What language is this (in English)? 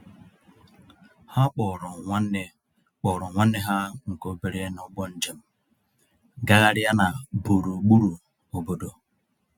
Igbo